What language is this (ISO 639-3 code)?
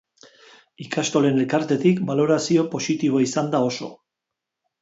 eus